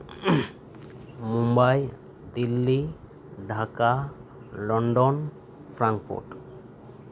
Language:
Santali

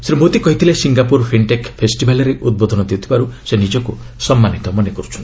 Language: Odia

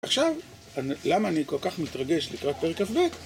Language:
Hebrew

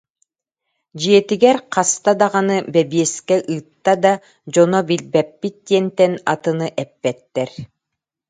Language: Yakut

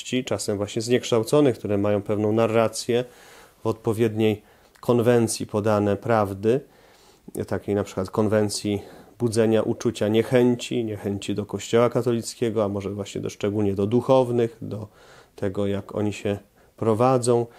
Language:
Polish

